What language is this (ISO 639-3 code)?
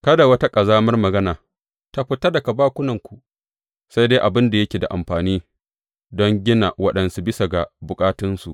hau